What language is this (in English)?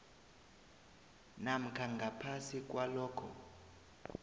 South Ndebele